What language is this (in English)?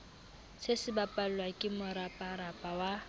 Southern Sotho